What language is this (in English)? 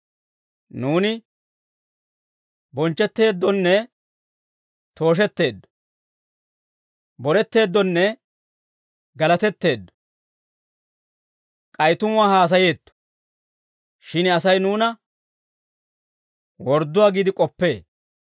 Dawro